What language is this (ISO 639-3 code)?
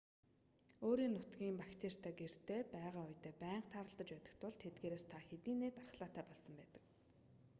mon